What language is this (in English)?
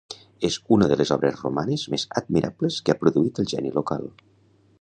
Catalan